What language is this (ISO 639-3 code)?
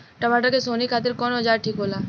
bho